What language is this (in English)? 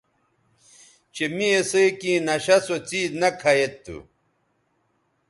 Bateri